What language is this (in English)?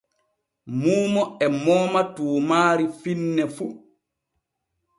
Borgu Fulfulde